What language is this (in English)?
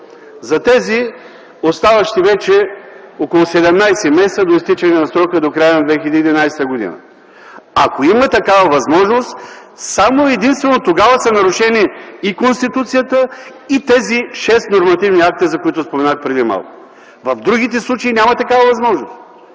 Bulgarian